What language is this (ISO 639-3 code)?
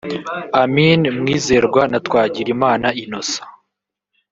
kin